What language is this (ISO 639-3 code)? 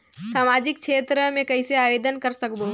hne